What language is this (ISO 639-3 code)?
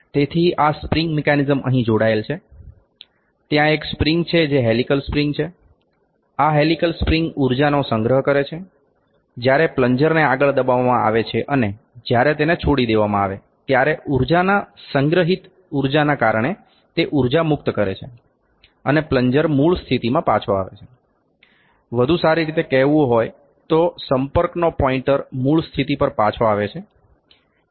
guj